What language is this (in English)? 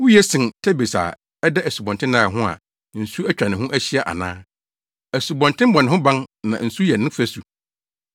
Akan